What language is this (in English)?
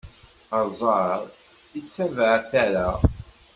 Kabyle